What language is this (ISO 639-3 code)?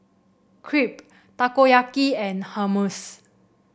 eng